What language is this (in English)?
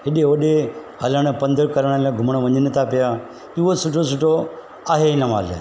Sindhi